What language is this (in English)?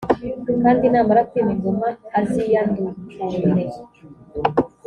Kinyarwanda